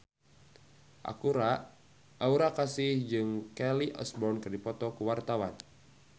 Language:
Sundanese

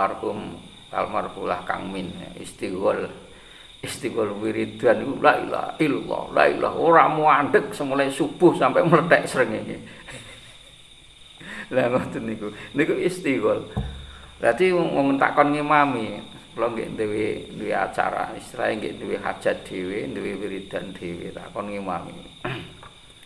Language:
Indonesian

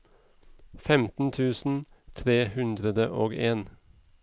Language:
Norwegian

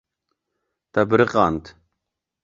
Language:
Kurdish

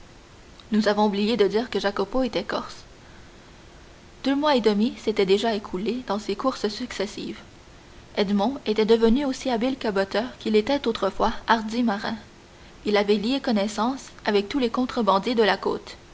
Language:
French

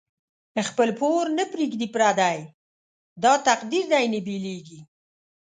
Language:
Pashto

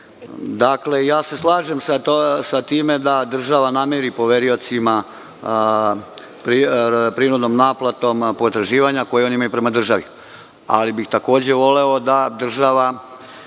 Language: Serbian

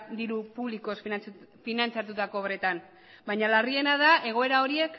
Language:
Basque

